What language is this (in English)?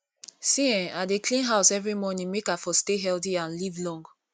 Nigerian Pidgin